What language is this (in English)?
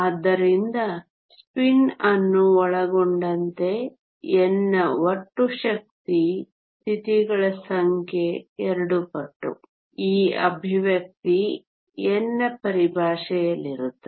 Kannada